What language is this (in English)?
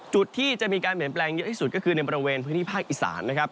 Thai